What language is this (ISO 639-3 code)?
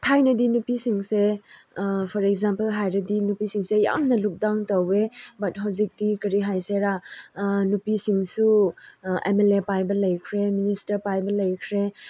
mni